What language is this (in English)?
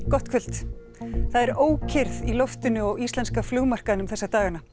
Icelandic